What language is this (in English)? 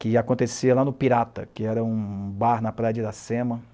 Portuguese